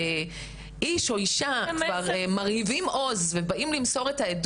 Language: Hebrew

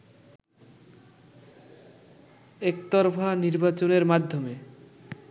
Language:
Bangla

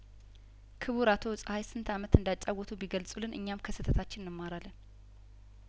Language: Amharic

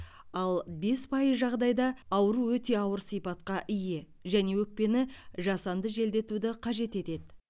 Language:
Kazakh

